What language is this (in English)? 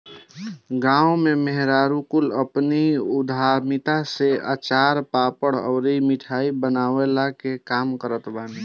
Bhojpuri